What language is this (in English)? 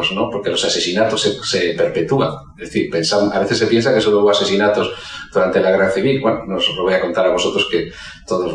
Spanish